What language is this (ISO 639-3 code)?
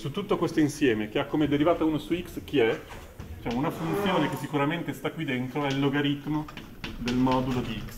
ita